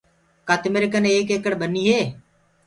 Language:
Gurgula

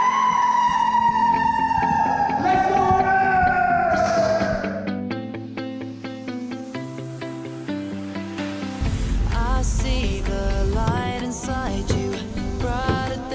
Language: Korean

